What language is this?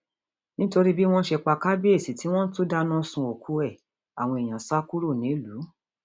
Yoruba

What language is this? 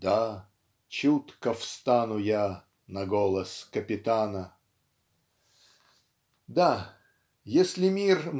Russian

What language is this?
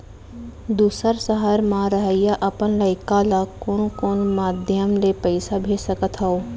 Chhattisgarhi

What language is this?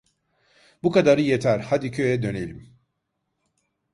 Turkish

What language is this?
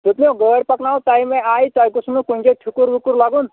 Kashmiri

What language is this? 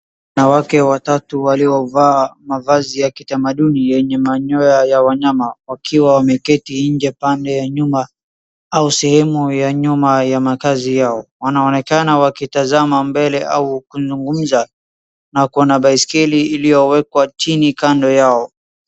Swahili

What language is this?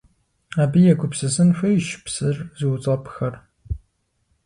Kabardian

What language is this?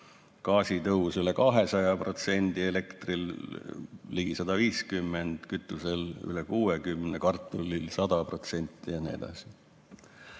Estonian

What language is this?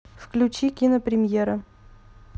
Russian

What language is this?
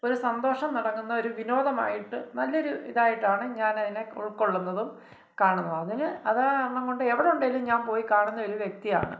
Malayalam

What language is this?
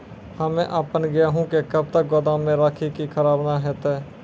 Maithili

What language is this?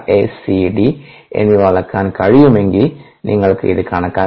Malayalam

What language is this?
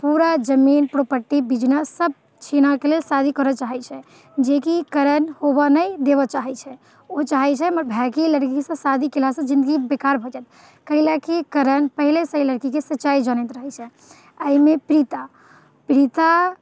Maithili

